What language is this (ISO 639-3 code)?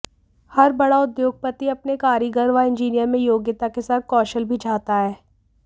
hin